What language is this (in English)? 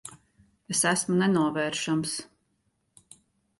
Latvian